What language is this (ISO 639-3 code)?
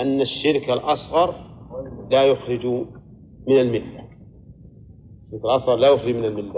ara